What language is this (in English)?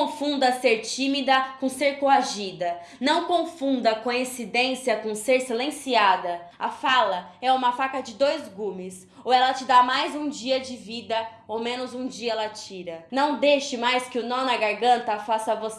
Portuguese